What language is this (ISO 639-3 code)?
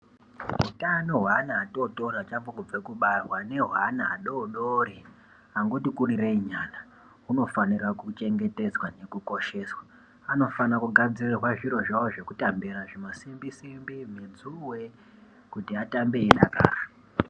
ndc